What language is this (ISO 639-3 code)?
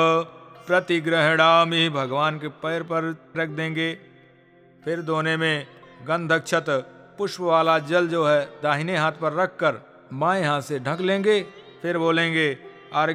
hin